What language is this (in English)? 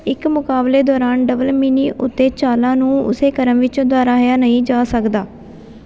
Punjabi